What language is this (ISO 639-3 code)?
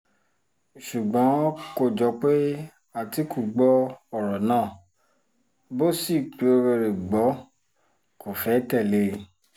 yor